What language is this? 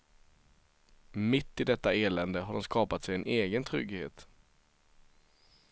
Swedish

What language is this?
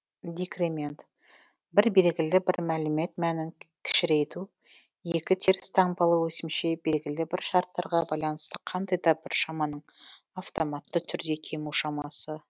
Kazakh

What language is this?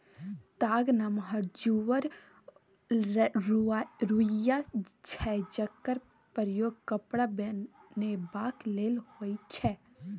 Maithili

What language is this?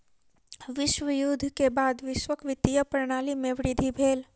Maithili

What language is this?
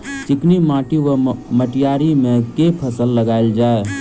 Maithili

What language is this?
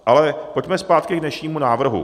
Czech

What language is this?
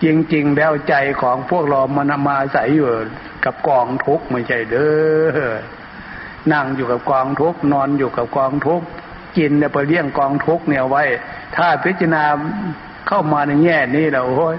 Thai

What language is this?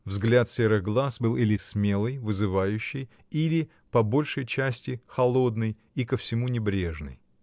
Russian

